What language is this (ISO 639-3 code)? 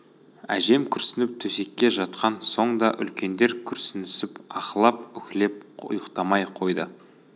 kaz